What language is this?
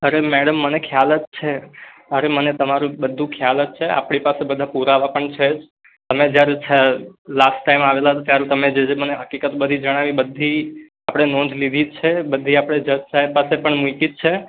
Gujarati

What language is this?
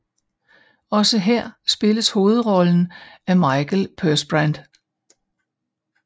Danish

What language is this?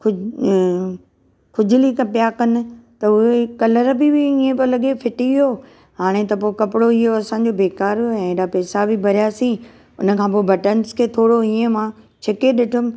Sindhi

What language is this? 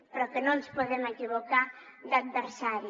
Catalan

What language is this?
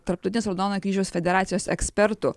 Lithuanian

